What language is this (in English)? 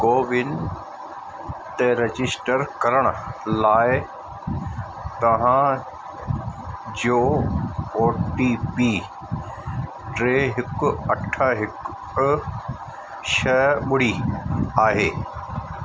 Sindhi